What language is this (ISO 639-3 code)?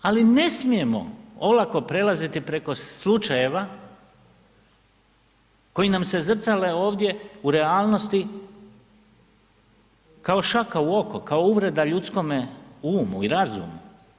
hrv